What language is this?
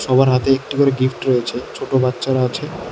Bangla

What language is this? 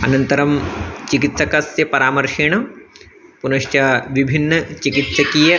Sanskrit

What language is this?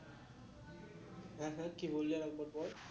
Bangla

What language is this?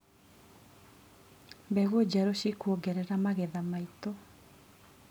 Kikuyu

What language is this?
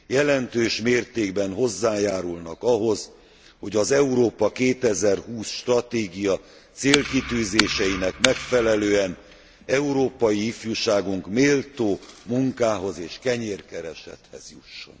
Hungarian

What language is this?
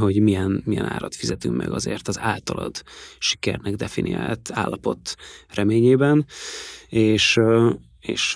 Hungarian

